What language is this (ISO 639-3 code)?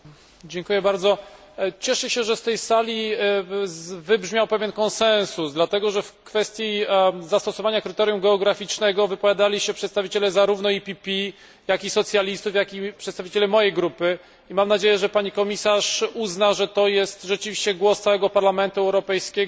pol